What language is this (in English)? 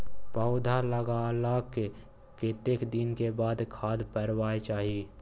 Maithili